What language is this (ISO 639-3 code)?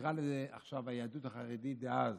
heb